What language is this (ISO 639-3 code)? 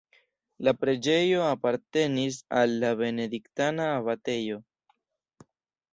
epo